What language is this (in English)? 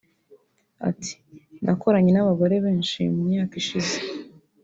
Kinyarwanda